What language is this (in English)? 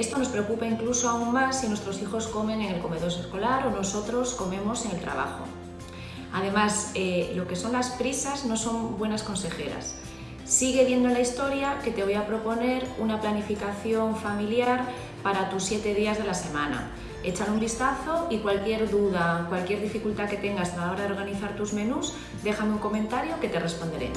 Spanish